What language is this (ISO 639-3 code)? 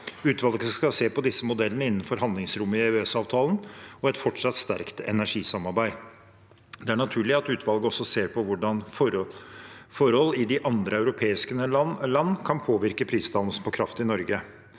nor